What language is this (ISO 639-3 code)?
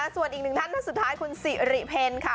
tha